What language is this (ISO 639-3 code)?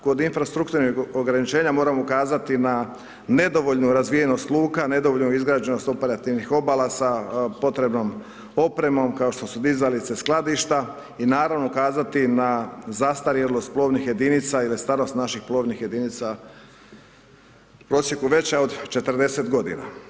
hrv